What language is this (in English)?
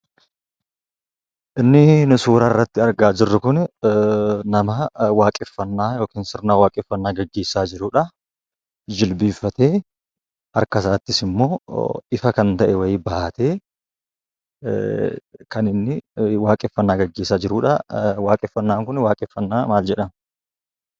Oromo